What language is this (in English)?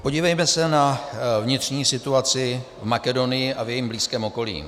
Czech